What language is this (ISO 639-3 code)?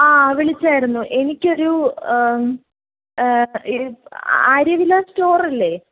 mal